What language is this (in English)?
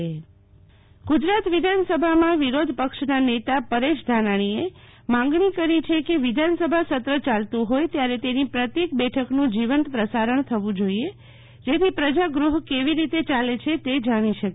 Gujarati